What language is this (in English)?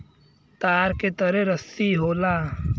Bhojpuri